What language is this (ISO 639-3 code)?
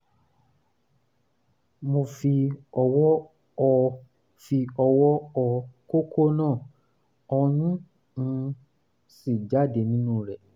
yor